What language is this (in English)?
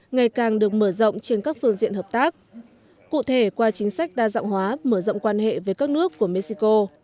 Vietnamese